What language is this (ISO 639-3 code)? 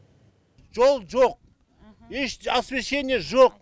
kaz